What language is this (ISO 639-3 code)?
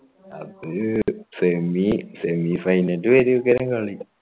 mal